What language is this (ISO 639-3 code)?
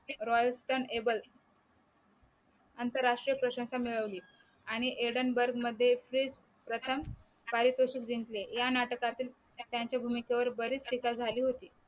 mar